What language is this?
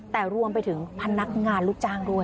Thai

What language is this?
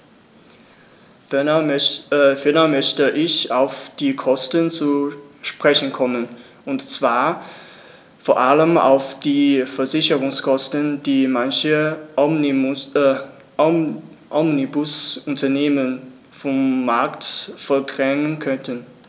German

